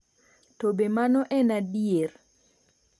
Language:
Luo (Kenya and Tanzania)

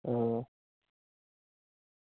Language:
Dogri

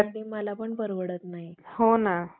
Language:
Marathi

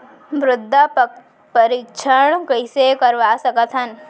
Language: Chhattisgarhi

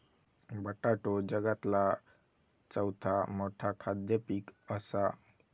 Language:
Marathi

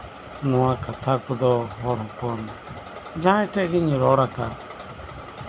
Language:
Santali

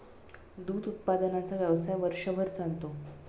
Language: Marathi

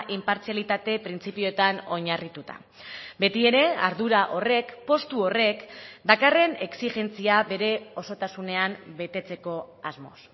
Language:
Basque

